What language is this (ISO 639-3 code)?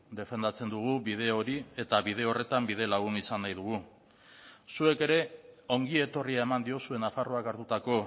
eus